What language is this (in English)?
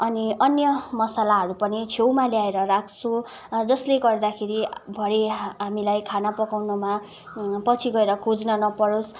Nepali